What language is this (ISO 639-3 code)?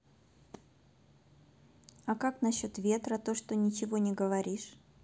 rus